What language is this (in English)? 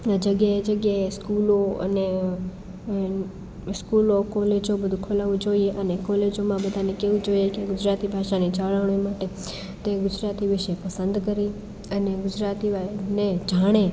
Gujarati